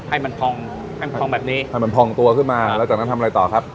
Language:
Thai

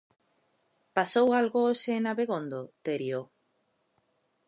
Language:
Galician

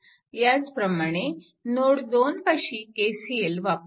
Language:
Marathi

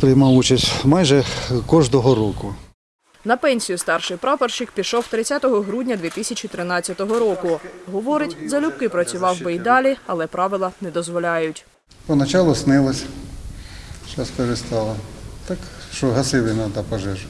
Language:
Ukrainian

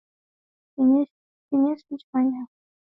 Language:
Swahili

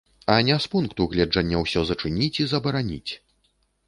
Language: Belarusian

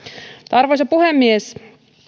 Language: Finnish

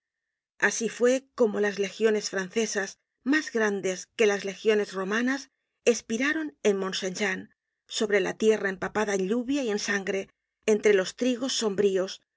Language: Spanish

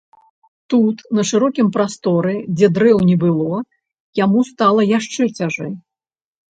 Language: Belarusian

